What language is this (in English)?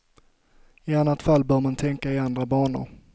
Swedish